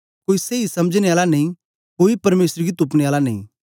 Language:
Dogri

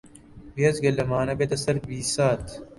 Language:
Central Kurdish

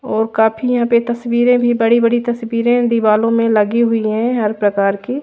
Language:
Hindi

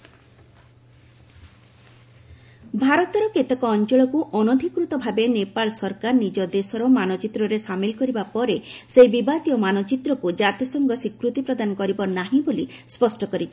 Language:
Odia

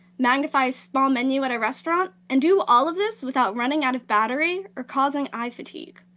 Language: English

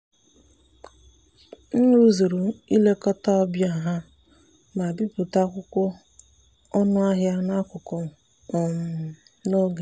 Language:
Igbo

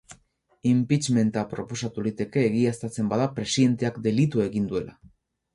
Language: Basque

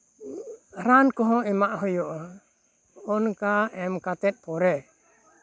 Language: Santali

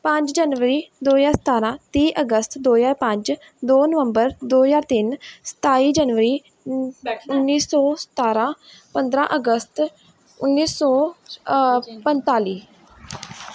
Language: Punjabi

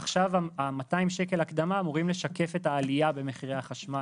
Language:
Hebrew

